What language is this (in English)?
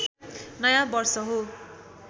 Nepali